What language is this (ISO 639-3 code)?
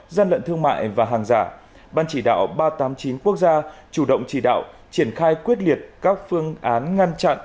vie